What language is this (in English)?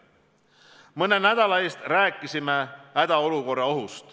Estonian